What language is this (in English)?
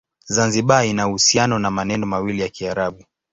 Swahili